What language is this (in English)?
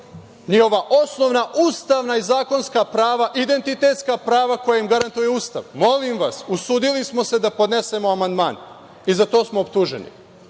Serbian